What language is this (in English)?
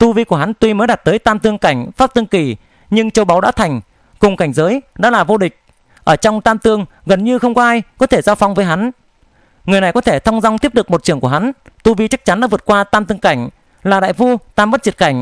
Vietnamese